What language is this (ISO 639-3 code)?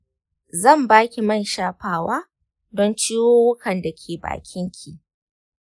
hau